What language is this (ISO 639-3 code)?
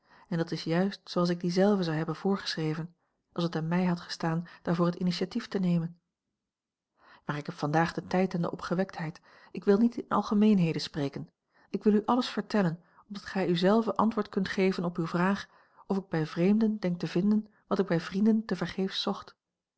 nld